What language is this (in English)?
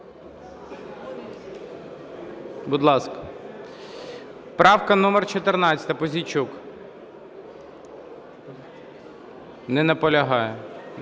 Ukrainian